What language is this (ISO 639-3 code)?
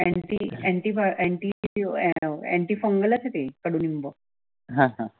mar